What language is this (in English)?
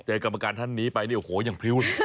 Thai